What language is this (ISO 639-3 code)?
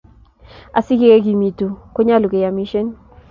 kln